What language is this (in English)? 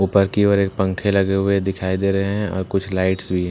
Hindi